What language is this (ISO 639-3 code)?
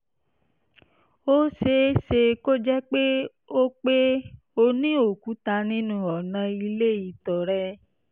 yor